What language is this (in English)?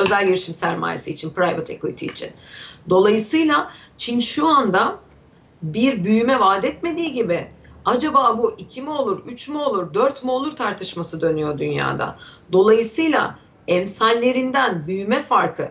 Turkish